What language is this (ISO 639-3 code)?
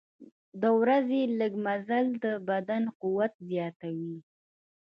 pus